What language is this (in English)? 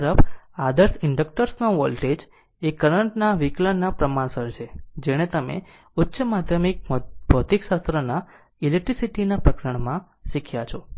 Gujarati